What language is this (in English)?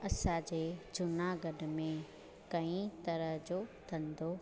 Sindhi